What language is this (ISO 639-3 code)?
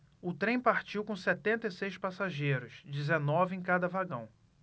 por